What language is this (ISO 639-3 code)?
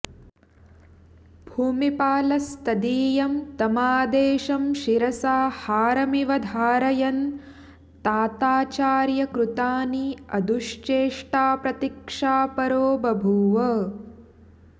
san